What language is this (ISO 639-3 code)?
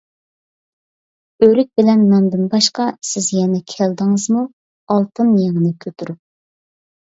uig